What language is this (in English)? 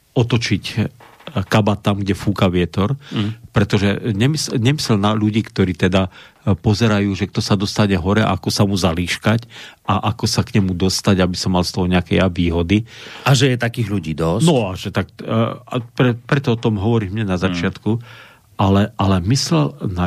Slovak